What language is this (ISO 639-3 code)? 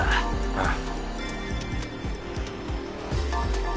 jpn